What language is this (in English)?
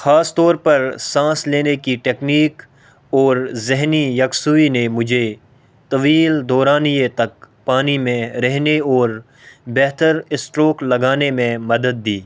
Urdu